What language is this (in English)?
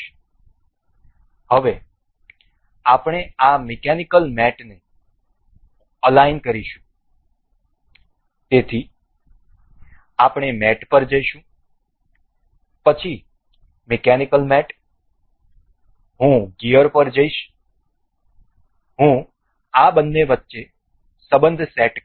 Gujarati